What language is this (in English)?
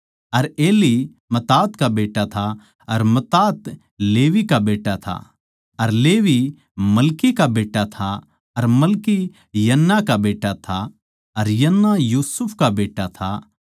Haryanvi